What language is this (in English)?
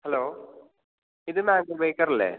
Malayalam